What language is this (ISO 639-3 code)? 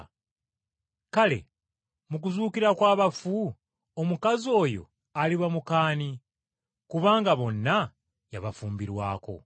lug